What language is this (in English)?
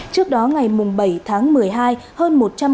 Vietnamese